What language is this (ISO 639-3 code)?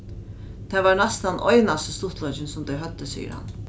fao